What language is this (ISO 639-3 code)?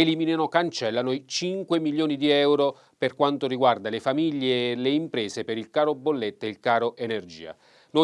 ita